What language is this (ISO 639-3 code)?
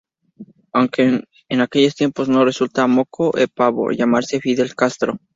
spa